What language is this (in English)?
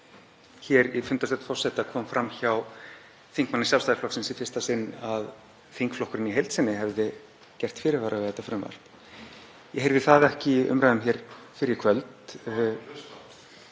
Icelandic